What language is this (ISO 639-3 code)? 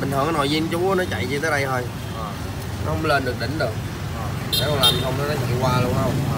vie